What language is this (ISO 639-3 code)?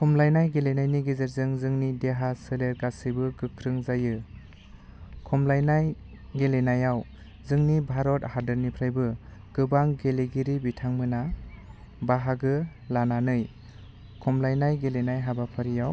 brx